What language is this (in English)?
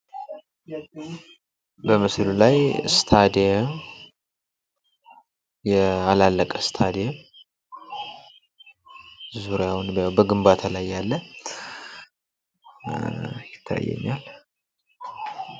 Amharic